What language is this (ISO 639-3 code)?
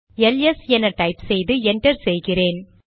tam